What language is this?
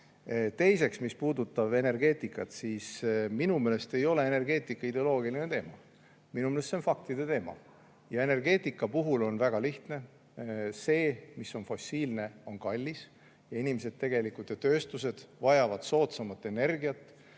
Estonian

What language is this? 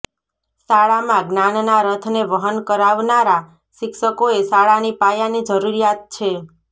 Gujarati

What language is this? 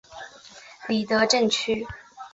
Chinese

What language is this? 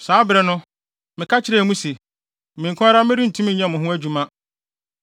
Akan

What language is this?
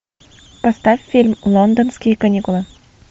Russian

